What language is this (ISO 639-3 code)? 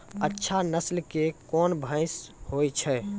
mai